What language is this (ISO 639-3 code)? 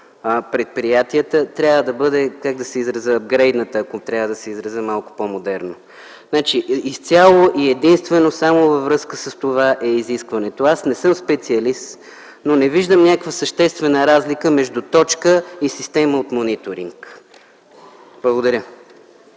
bul